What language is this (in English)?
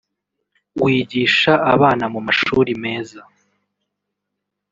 Kinyarwanda